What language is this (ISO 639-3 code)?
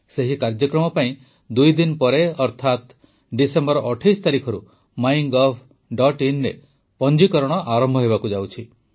ori